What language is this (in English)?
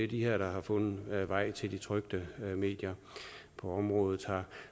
Danish